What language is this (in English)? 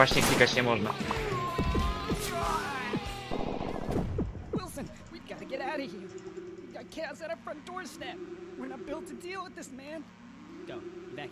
Polish